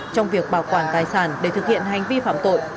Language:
Vietnamese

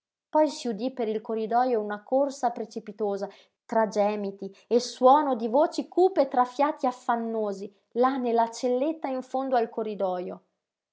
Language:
Italian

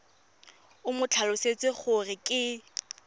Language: Tswana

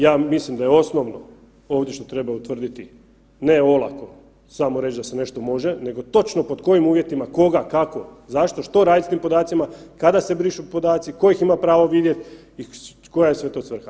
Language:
Croatian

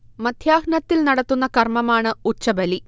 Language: Malayalam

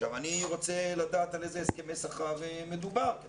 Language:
Hebrew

